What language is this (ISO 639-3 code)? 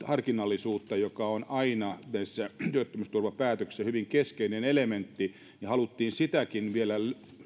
fin